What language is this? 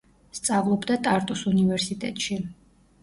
Georgian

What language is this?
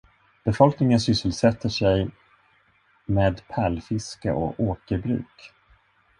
Swedish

